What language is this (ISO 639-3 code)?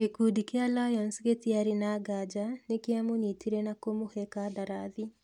kik